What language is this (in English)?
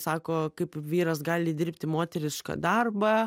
Lithuanian